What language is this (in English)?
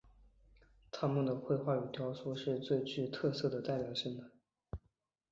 Chinese